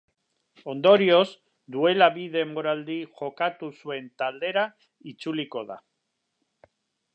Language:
Basque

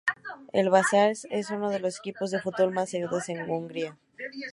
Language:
Spanish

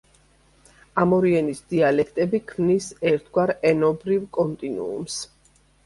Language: Georgian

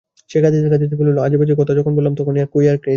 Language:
Bangla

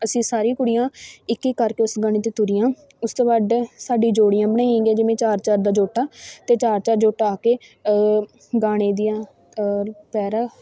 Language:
Punjabi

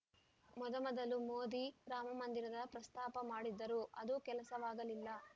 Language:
Kannada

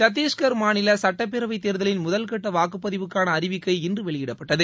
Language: Tamil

